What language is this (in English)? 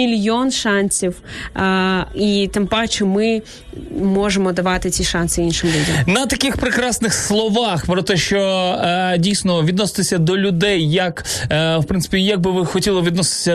Ukrainian